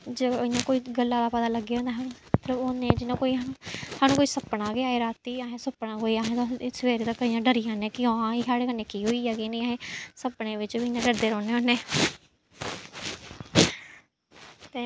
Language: Dogri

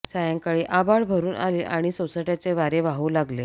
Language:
Marathi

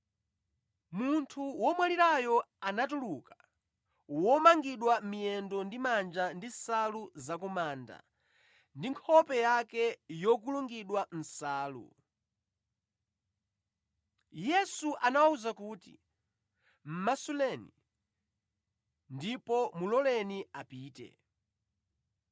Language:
Nyanja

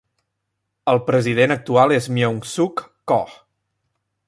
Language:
Catalan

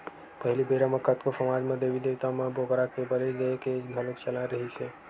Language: Chhattisgarhi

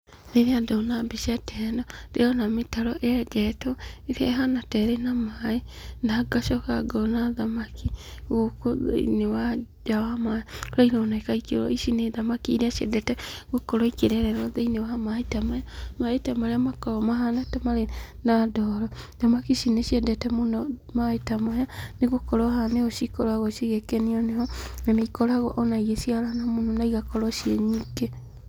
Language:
Kikuyu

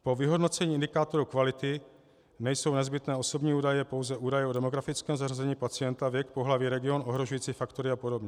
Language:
Czech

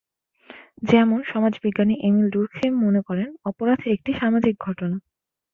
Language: Bangla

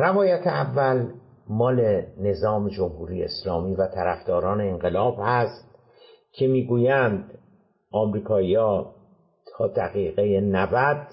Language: Persian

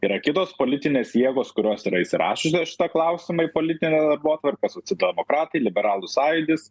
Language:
Lithuanian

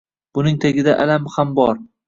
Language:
Uzbek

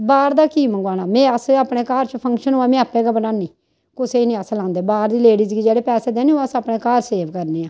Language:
Dogri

